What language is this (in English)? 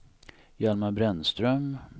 Swedish